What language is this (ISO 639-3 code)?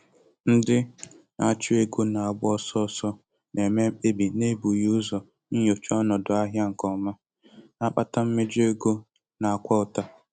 ibo